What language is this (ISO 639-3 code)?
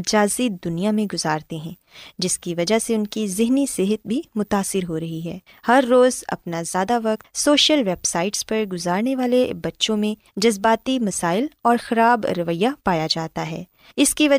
urd